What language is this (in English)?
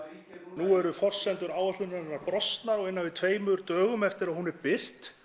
Icelandic